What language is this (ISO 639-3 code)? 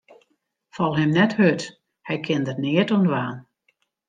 fry